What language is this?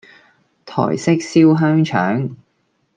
Cantonese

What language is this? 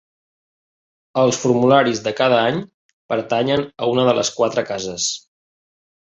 Catalan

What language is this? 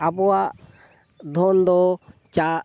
Santali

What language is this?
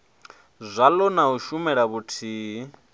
Venda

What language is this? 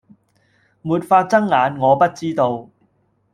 Cantonese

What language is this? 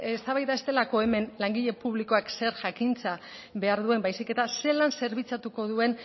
Basque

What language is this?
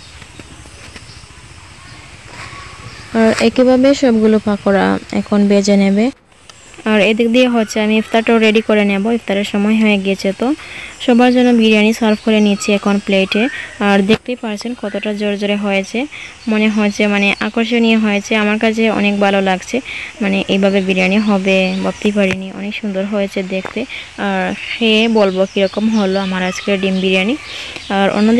Romanian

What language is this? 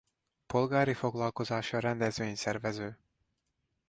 Hungarian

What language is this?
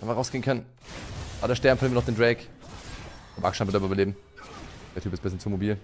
German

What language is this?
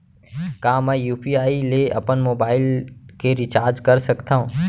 Chhattisgarhi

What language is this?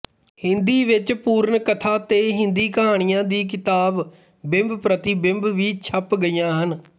Punjabi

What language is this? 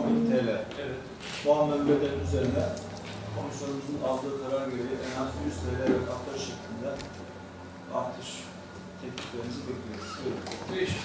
Turkish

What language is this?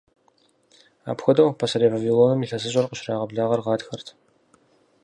Kabardian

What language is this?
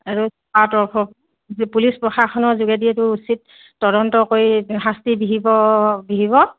Assamese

